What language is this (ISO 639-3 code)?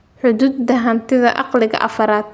som